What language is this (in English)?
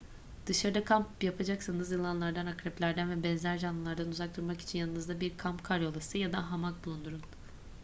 Turkish